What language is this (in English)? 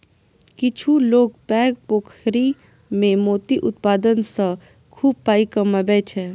Maithili